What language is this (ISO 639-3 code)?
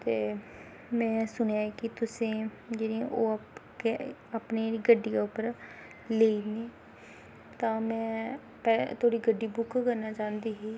doi